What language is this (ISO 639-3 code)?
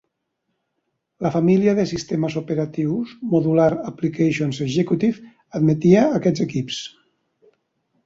cat